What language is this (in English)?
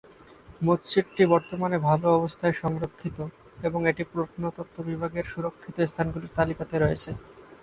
Bangla